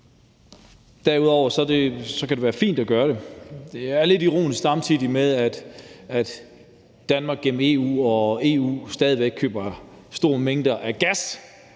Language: Danish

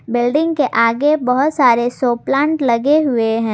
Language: Hindi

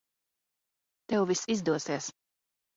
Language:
Latvian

